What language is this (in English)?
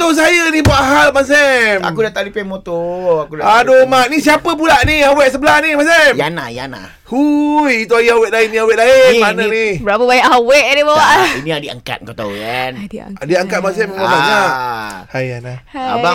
Malay